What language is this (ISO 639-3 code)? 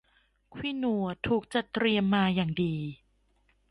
tha